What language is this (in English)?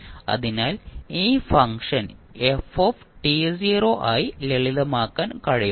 Malayalam